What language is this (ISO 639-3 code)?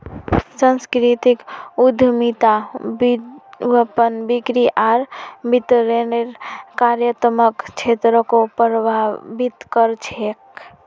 mag